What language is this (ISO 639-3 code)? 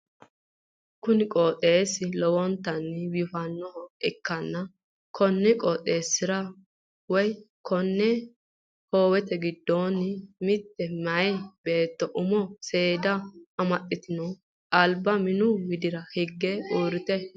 sid